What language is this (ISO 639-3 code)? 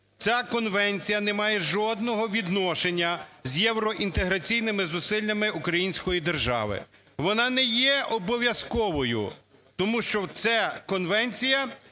ukr